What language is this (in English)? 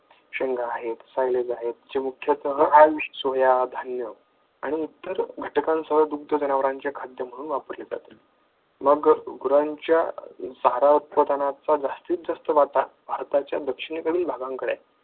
Marathi